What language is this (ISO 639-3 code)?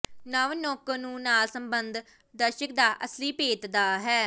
pan